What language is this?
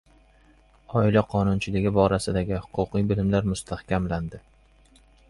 Uzbek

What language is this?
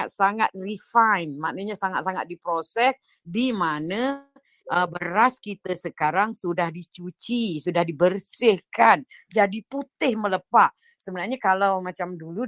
Malay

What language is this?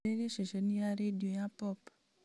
Kikuyu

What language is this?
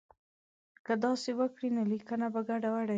Pashto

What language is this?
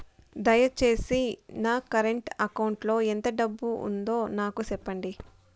Telugu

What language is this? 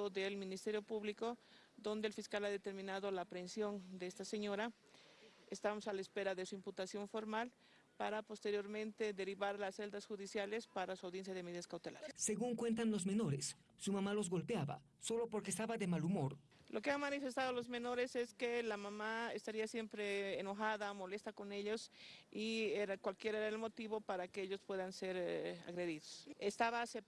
Spanish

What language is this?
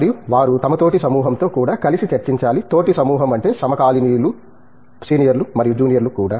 Telugu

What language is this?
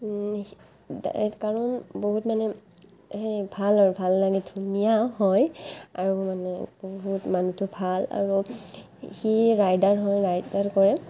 Assamese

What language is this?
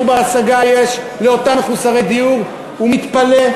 Hebrew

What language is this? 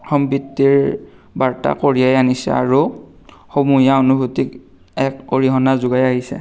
Assamese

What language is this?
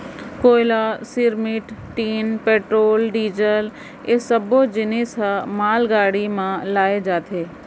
Chhattisgarhi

